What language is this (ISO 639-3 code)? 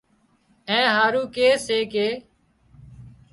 kxp